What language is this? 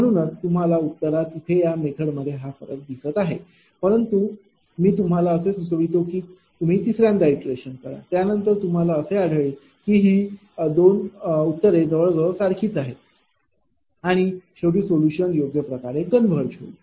Marathi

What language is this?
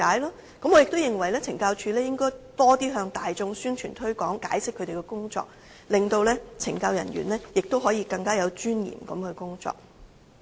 Cantonese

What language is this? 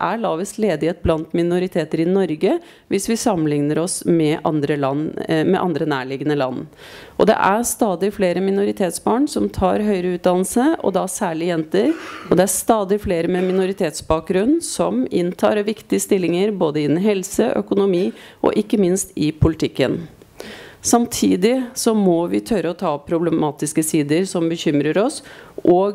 Norwegian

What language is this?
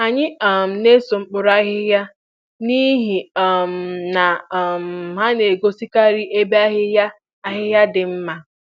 Igbo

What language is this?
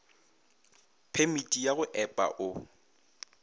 Northern Sotho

